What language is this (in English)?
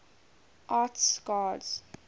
English